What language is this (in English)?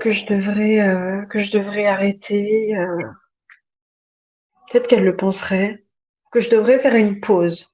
French